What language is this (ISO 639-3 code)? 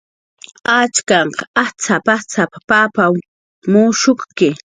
jqr